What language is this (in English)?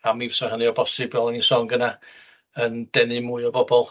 Welsh